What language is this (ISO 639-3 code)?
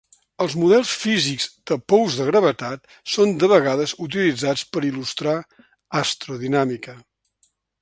cat